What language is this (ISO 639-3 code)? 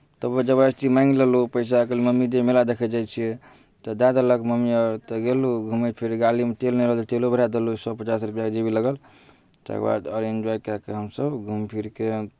mai